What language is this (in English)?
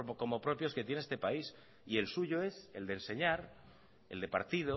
Spanish